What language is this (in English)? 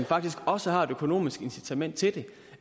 Danish